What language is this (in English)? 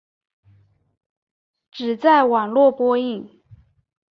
Chinese